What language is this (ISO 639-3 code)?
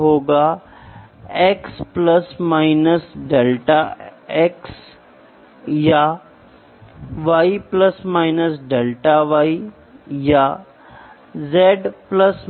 hin